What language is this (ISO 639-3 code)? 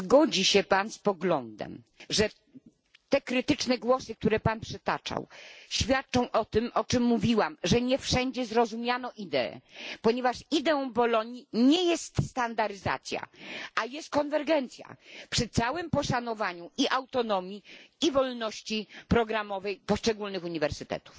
pol